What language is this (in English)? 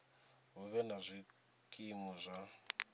Venda